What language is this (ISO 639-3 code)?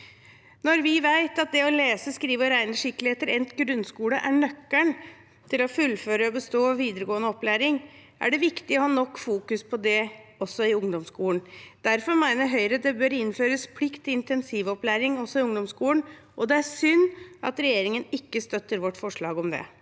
nor